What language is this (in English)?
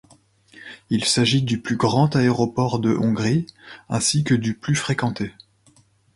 French